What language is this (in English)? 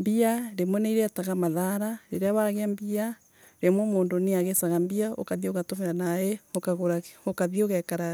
Embu